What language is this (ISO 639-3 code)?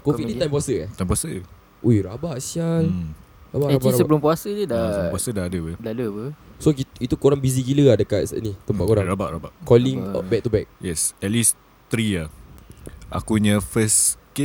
msa